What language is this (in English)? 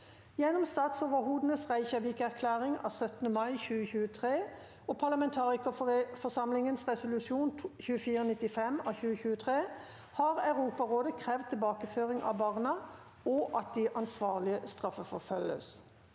Norwegian